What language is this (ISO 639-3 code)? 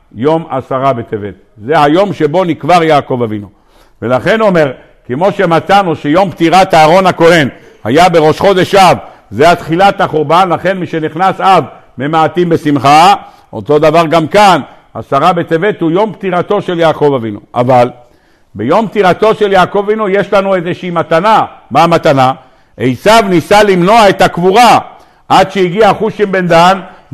heb